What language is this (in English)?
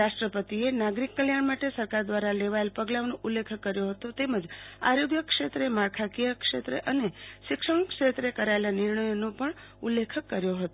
Gujarati